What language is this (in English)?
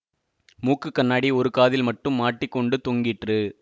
Tamil